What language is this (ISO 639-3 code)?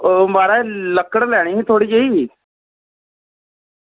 doi